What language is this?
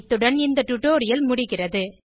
Tamil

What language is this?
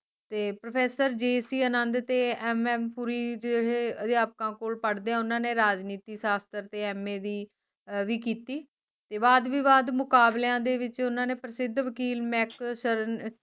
Punjabi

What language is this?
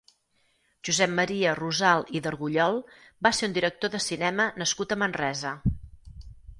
Catalan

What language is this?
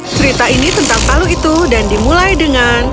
Indonesian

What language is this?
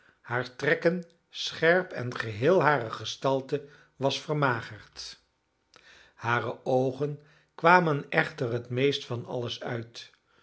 Dutch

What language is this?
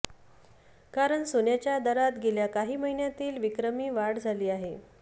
Marathi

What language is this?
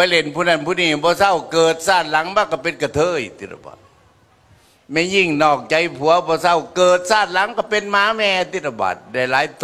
Thai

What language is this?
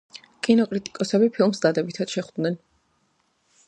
Georgian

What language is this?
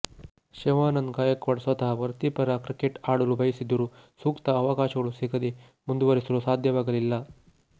Kannada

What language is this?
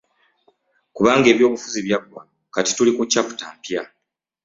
Ganda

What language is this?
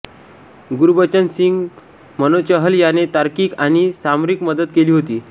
Marathi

